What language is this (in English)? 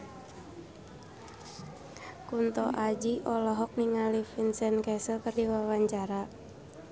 Sundanese